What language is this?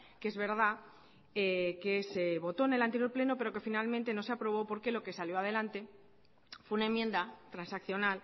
Spanish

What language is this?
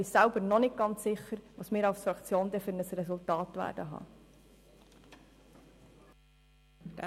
Swiss German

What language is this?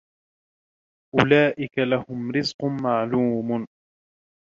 Arabic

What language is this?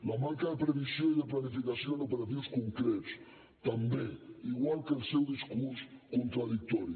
Catalan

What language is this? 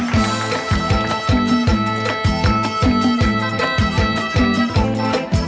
Thai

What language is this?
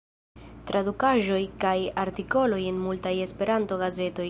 Esperanto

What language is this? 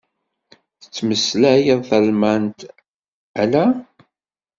Kabyle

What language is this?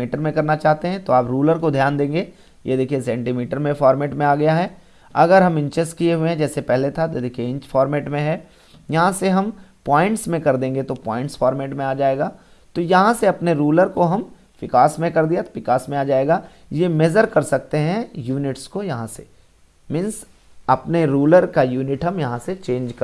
Hindi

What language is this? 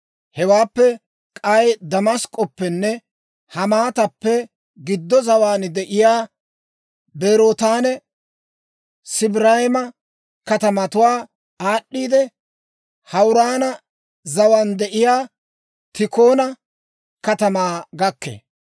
Dawro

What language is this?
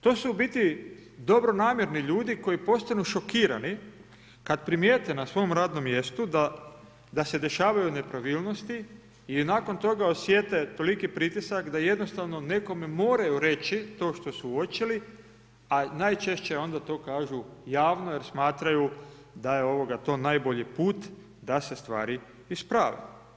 Croatian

